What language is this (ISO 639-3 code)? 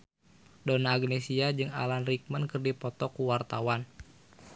sun